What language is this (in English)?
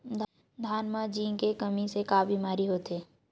Chhattisgarhi